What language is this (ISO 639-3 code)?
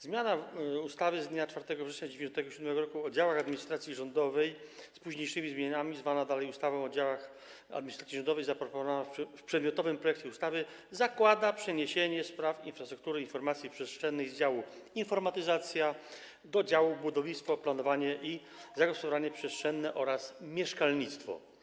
pol